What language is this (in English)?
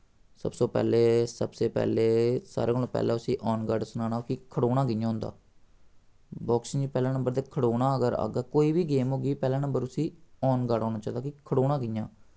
Dogri